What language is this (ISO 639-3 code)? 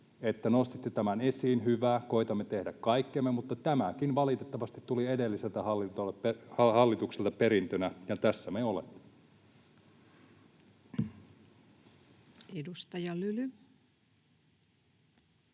fin